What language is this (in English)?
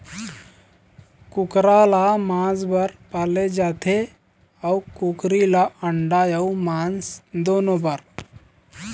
Chhattisgarhi